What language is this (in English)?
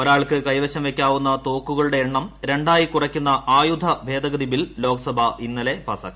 Malayalam